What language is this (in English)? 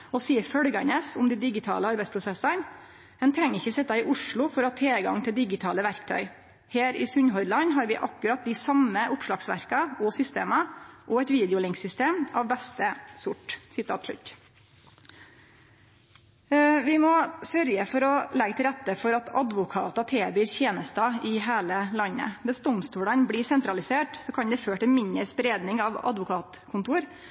Norwegian Nynorsk